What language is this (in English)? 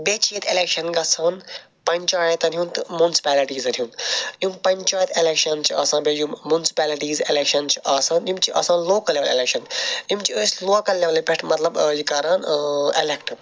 Kashmiri